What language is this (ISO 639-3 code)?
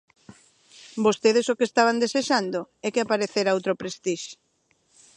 glg